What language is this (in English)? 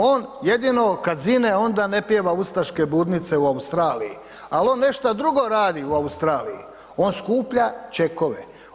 Croatian